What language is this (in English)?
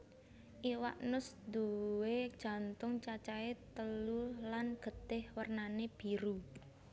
Javanese